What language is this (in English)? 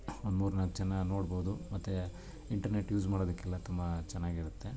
Kannada